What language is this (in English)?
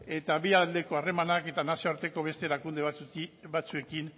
Basque